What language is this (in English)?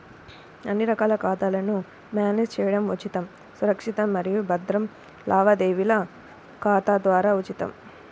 Telugu